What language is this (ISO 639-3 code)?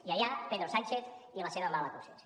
cat